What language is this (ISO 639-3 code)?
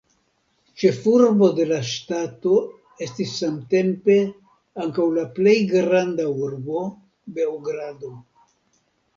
epo